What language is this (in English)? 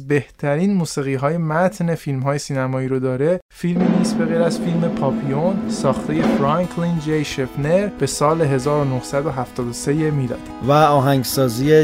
Persian